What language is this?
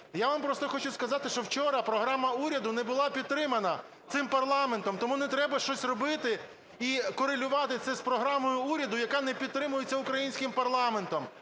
Ukrainian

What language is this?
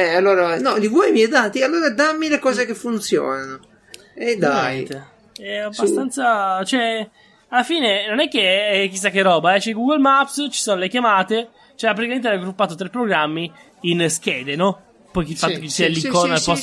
Italian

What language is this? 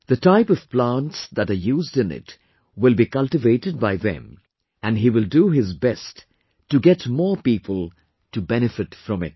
English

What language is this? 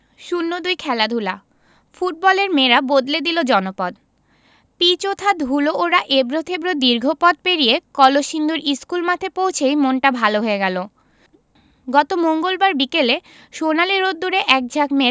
Bangla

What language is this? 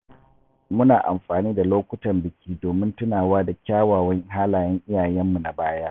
Hausa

